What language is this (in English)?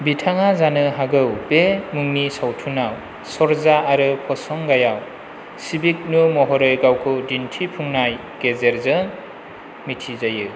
Bodo